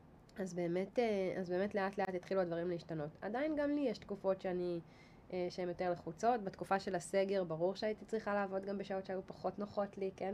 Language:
Hebrew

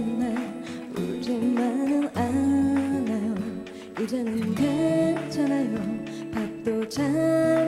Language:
Korean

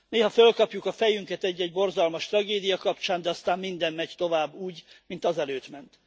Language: Hungarian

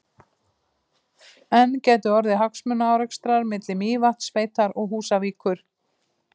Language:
Icelandic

